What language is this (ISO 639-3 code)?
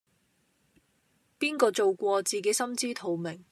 yue